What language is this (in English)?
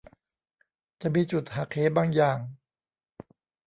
Thai